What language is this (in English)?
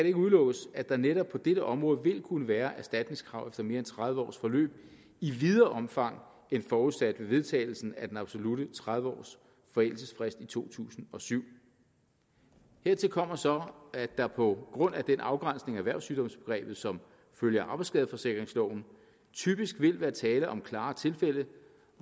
Danish